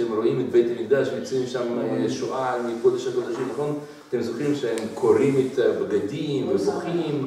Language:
Hebrew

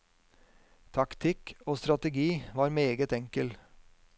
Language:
Norwegian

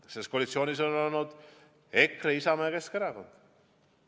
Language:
Estonian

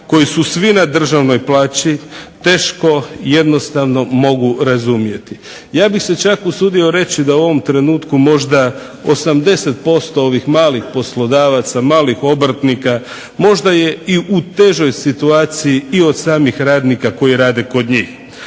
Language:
Croatian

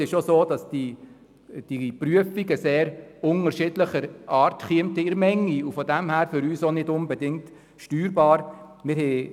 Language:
Swiss German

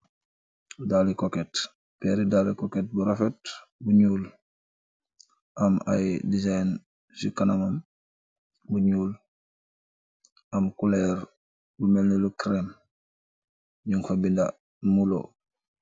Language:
Wolof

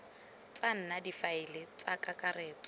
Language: Tswana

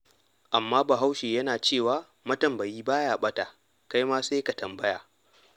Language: Hausa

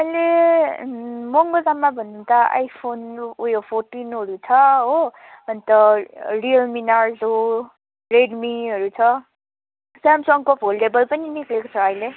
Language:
Nepali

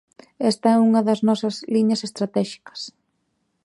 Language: Galician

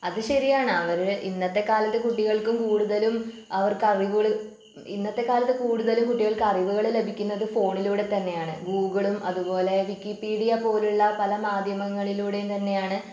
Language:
Malayalam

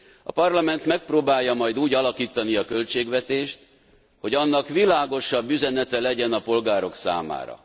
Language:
Hungarian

